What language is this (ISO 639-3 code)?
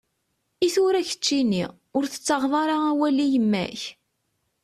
kab